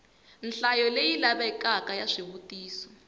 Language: Tsonga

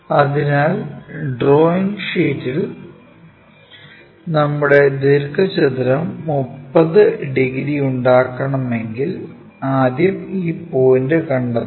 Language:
Malayalam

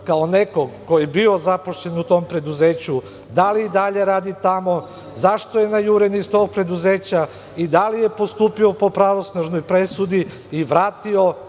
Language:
Serbian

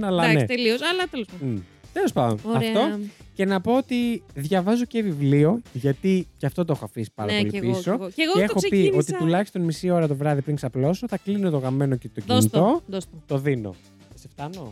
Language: Greek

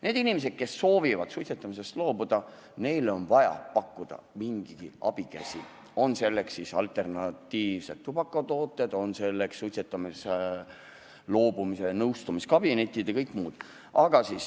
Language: Estonian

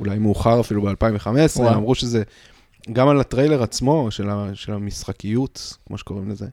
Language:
Hebrew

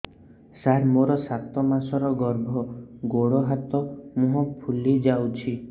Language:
Odia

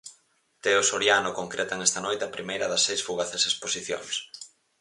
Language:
Galician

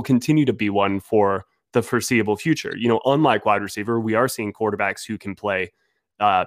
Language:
English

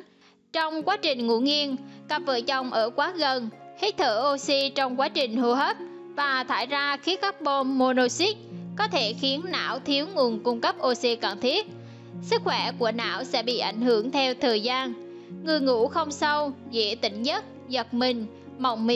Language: Vietnamese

